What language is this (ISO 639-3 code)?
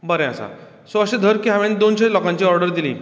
kok